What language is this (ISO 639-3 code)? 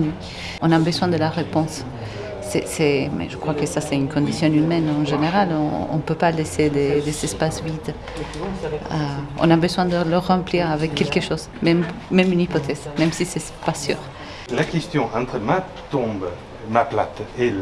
fra